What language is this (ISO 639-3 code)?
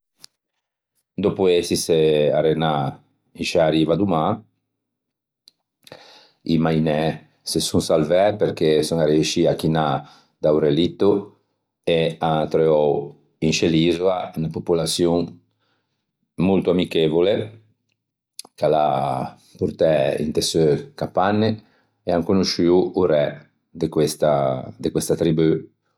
lij